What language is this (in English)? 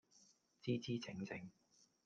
Cantonese